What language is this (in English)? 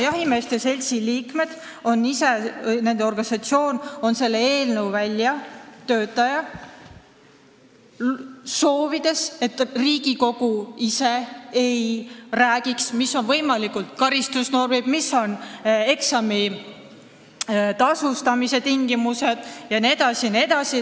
Estonian